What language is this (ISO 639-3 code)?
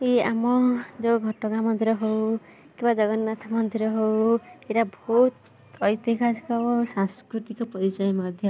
ori